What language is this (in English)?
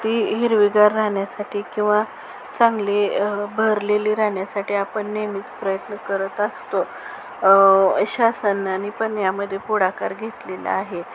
Marathi